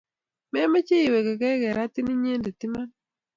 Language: Kalenjin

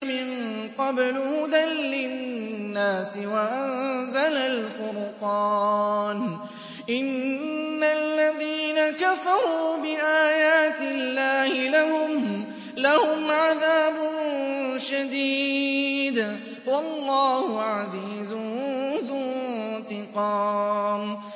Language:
Arabic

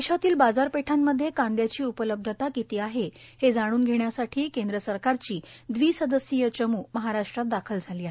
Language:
Marathi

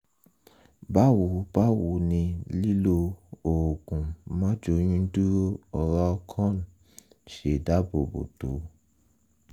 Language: Yoruba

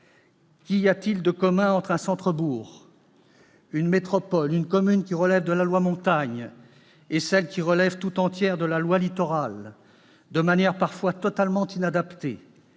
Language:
French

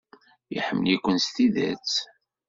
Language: Kabyle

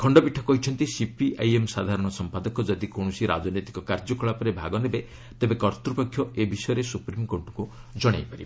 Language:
Odia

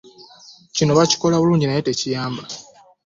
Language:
Ganda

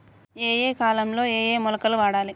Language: Telugu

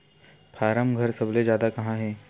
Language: Chhattisgarhi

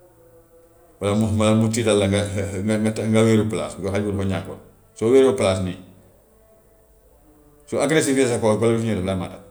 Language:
Gambian Wolof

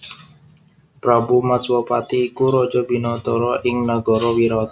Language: Javanese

